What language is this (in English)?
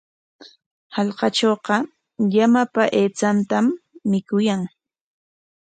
Corongo Ancash Quechua